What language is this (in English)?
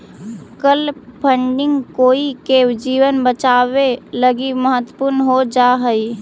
Magahi